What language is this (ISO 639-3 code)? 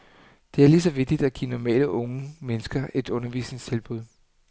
dan